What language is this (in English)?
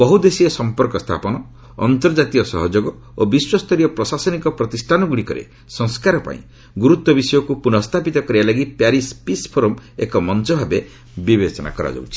Odia